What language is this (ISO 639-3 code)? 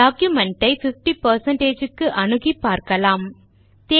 tam